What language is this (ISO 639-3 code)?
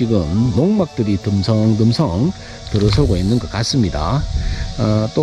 kor